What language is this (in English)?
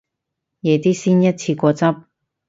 Cantonese